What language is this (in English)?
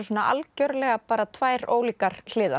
Icelandic